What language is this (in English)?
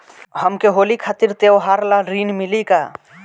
Bhojpuri